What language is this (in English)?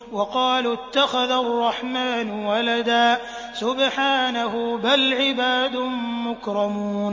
Arabic